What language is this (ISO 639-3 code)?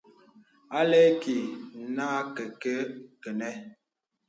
beb